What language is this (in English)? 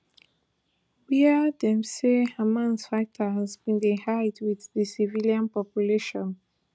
Nigerian Pidgin